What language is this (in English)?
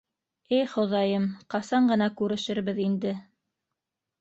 Bashkir